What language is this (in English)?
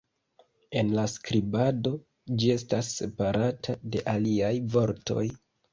Esperanto